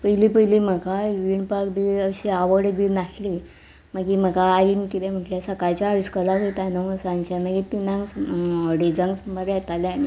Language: Konkani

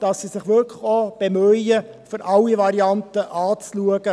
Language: Swiss German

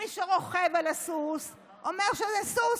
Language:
Hebrew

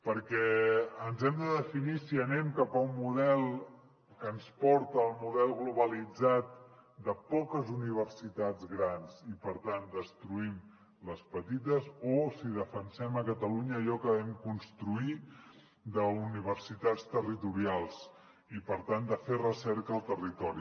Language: Catalan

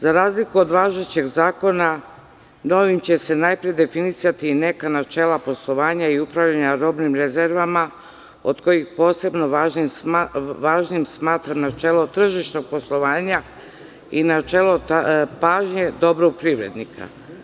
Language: Serbian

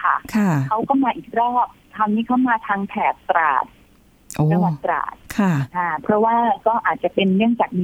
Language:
Thai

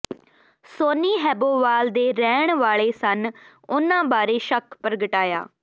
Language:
Punjabi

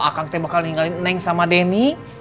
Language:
Indonesian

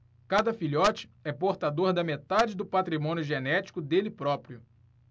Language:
Portuguese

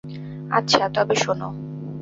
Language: Bangla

